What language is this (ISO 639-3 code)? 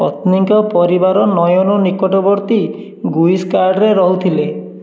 ori